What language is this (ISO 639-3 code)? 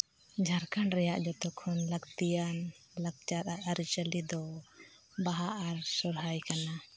sat